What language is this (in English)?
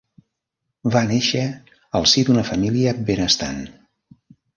Catalan